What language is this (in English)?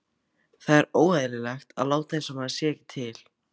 Icelandic